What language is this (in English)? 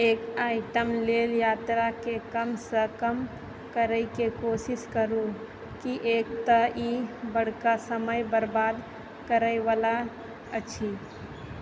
Maithili